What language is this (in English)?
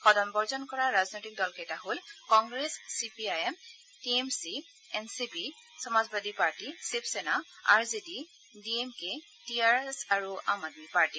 Assamese